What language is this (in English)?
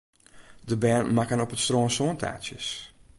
Western Frisian